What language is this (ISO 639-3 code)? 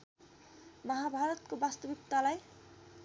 nep